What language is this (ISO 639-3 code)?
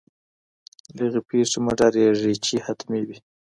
pus